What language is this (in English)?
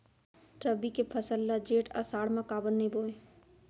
Chhattisgarhi